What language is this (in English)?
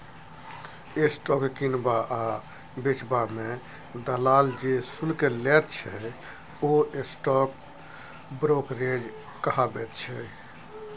Maithili